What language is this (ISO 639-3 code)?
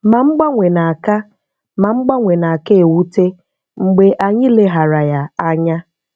ibo